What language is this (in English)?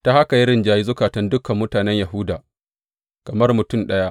Hausa